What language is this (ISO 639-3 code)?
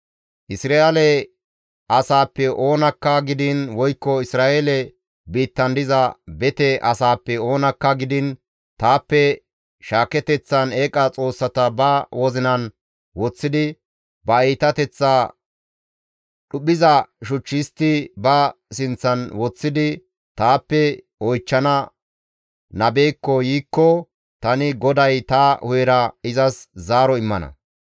gmv